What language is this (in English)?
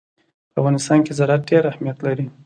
Pashto